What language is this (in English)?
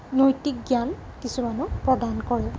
Assamese